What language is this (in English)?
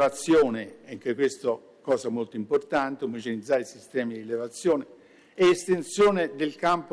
Italian